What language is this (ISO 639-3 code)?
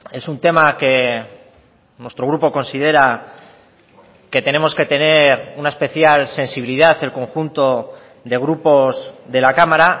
spa